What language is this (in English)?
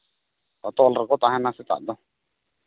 Santali